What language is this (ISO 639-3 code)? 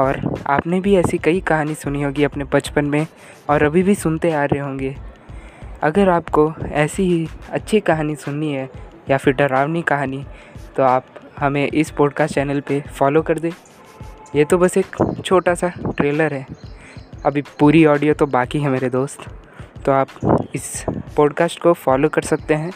hin